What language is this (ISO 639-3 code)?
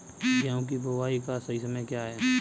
hin